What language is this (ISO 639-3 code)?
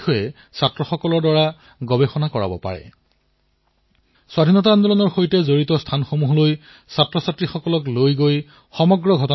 asm